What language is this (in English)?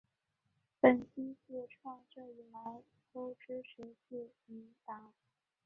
Chinese